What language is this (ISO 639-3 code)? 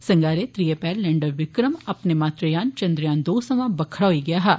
doi